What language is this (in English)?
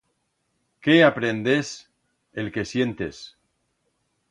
Aragonese